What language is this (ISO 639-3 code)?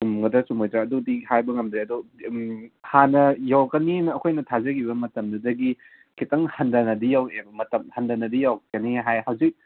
mni